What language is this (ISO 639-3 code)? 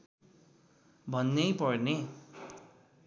nep